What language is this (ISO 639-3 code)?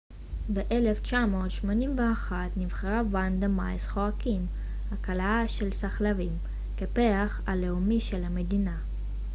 heb